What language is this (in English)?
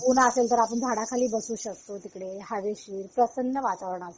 Marathi